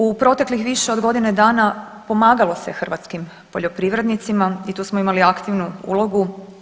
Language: Croatian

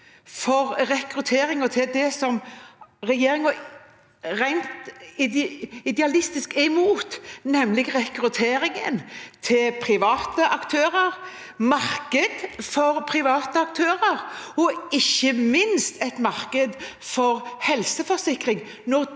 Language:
Norwegian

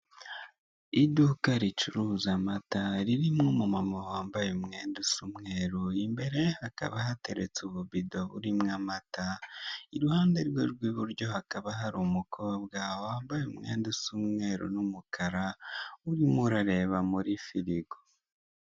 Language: Kinyarwanda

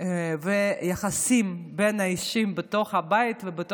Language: Hebrew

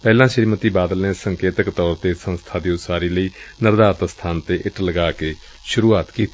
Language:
Punjabi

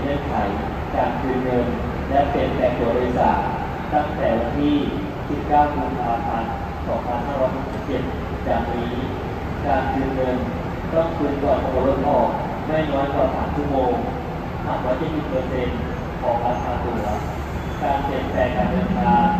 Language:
Thai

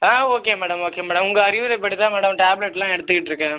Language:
Tamil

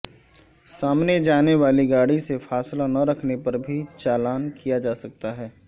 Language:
Urdu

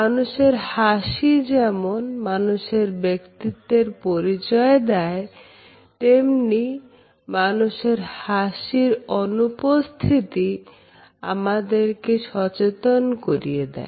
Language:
Bangla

